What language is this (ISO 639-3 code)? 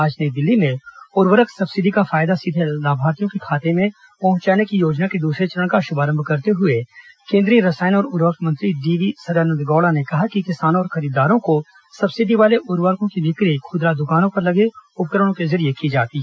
hin